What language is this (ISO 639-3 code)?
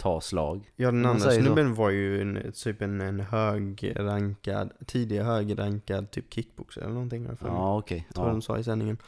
swe